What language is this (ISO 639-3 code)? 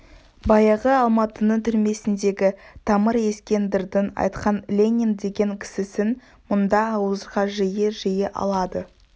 kaz